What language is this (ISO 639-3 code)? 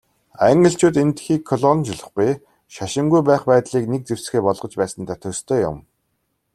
mon